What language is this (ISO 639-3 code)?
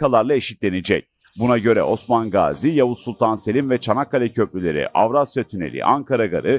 tur